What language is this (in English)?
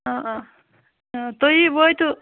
Kashmiri